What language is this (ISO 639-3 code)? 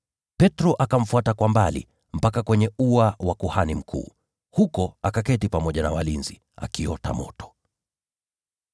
swa